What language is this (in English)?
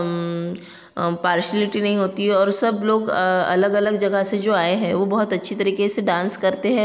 Hindi